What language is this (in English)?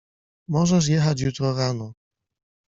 Polish